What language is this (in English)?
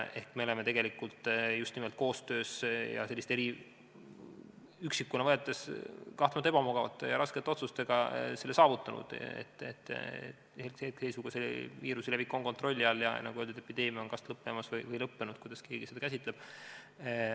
Estonian